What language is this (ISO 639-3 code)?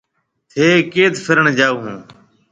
mve